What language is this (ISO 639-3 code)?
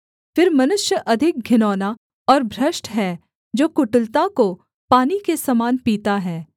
hin